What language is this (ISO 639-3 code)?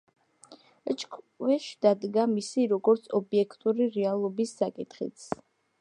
kat